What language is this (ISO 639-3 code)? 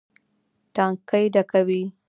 pus